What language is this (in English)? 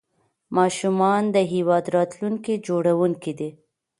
Pashto